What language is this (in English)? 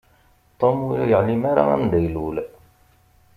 Kabyle